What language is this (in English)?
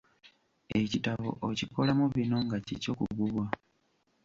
Ganda